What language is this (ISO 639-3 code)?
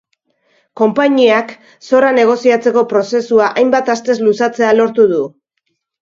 eus